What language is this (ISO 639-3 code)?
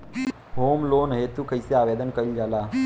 bho